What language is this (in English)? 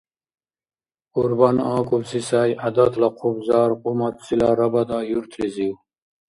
Dargwa